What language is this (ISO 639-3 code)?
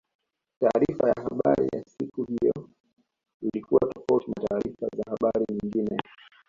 swa